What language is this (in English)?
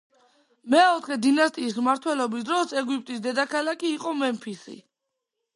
Georgian